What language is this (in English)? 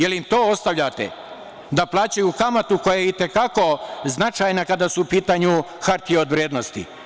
Serbian